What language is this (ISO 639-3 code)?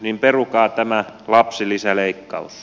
fin